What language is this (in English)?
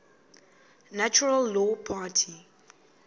Xhosa